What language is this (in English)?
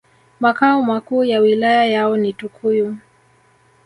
Swahili